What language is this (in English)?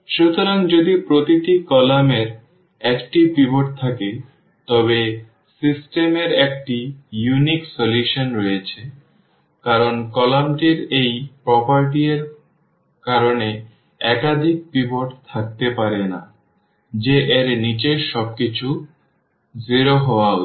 Bangla